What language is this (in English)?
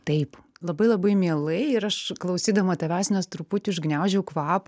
Lithuanian